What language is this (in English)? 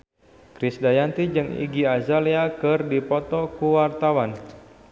Sundanese